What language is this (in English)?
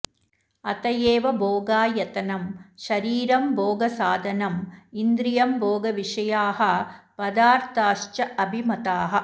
Sanskrit